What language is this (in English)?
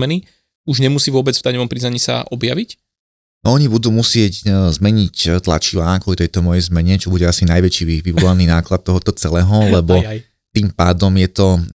Slovak